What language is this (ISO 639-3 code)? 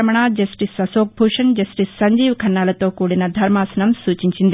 tel